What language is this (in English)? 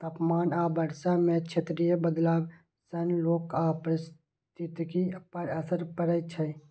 Maithili